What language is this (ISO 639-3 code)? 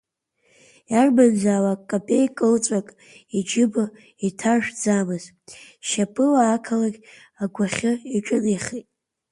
abk